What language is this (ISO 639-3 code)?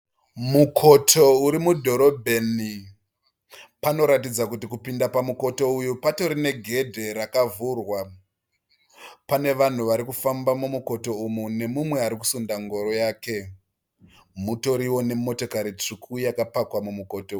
sna